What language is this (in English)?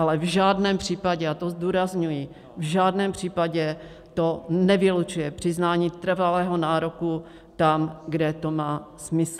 Czech